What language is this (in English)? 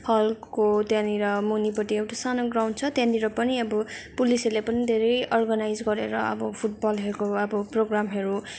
Nepali